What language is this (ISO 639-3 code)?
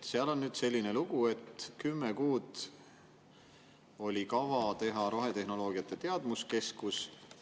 est